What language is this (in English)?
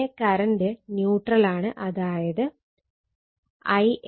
Malayalam